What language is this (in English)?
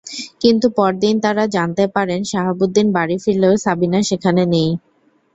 Bangla